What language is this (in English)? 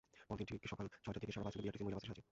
Bangla